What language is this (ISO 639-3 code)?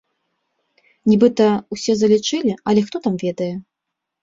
bel